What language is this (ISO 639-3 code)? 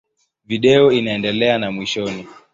swa